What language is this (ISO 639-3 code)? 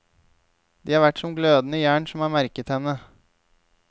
nor